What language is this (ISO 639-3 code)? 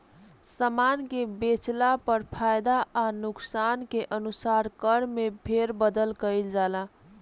bho